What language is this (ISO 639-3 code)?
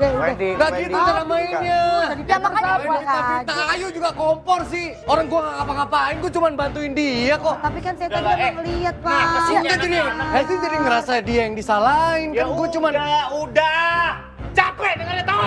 ind